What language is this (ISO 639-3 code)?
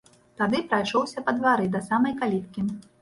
bel